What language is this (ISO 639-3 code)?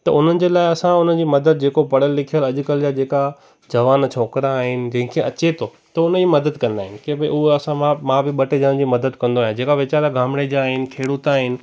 snd